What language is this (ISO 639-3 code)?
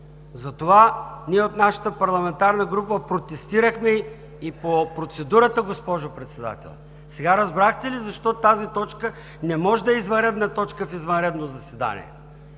bul